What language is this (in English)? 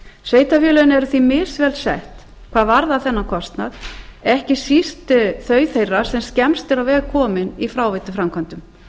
Icelandic